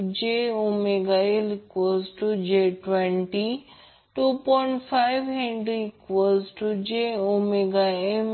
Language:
Marathi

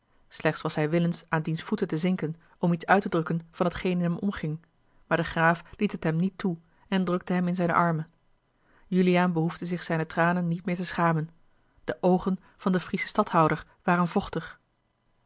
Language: Dutch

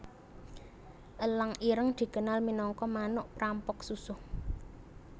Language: Javanese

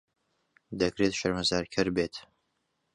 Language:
Central Kurdish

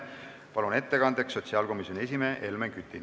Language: Estonian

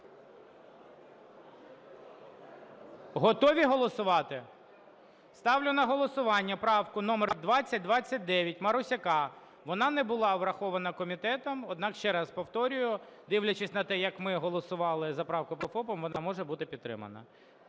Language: Ukrainian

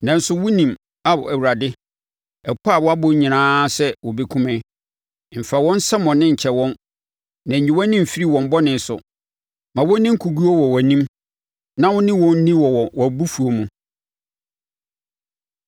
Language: Akan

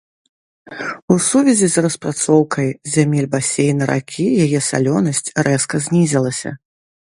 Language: Belarusian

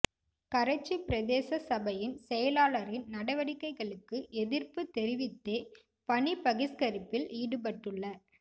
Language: Tamil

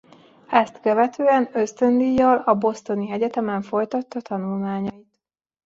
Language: Hungarian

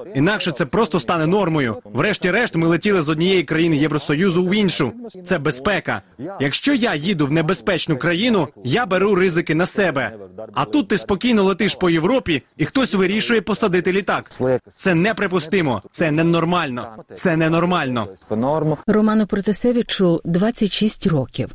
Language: Ukrainian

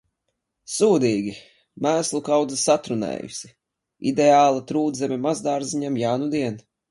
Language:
Latvian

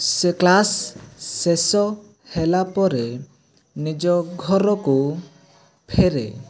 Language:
Odia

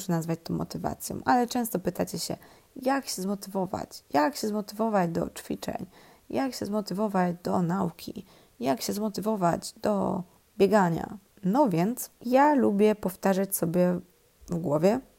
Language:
Polish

